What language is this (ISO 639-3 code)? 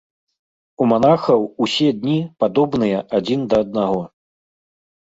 bel